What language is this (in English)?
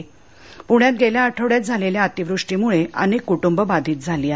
Marathi